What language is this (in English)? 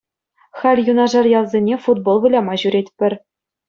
Chuvash